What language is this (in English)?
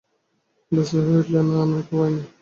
Bangla